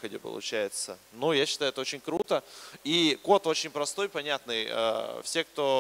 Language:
Russian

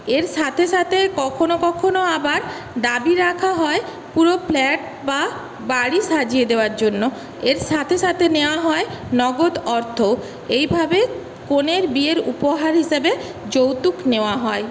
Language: Bangla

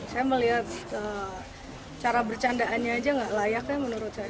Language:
Indonesian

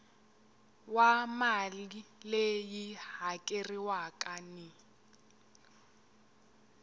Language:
Tsonga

